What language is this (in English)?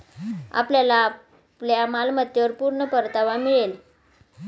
Marathi